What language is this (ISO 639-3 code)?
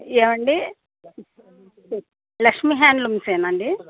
tel